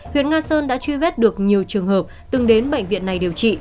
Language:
Vietnamese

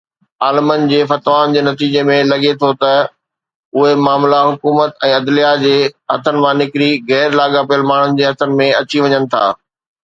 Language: Sindhi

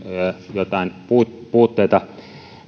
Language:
Finnish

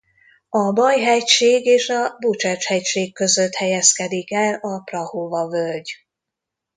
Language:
Hungarian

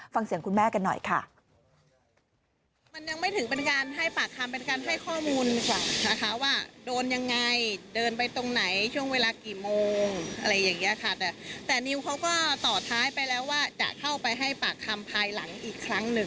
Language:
Thai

